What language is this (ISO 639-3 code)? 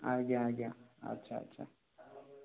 ori